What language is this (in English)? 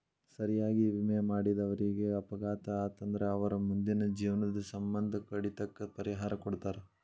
Kannada